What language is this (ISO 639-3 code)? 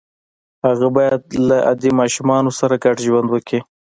pus